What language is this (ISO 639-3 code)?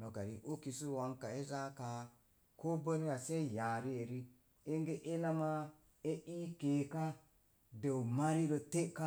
ver